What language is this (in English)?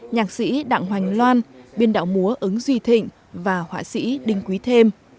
Vietnamese